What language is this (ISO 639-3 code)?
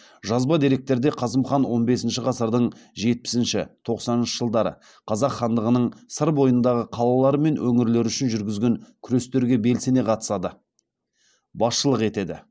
kaz